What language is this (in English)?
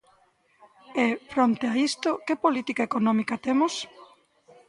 Galician